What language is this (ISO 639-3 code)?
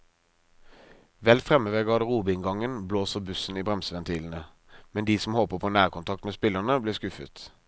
nor